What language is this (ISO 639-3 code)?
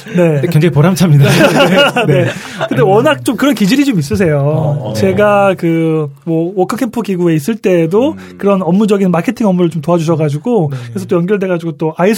kor